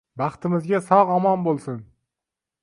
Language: Uzbek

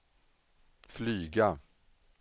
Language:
Swedish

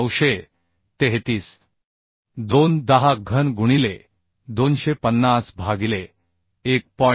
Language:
Marathi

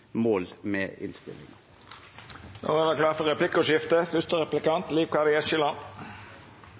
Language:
Norwegian Nynorsk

